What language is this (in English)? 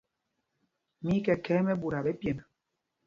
Mpumpong